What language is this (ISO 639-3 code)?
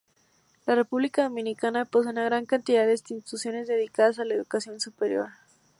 spa